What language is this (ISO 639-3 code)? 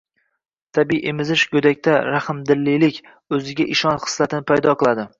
uzb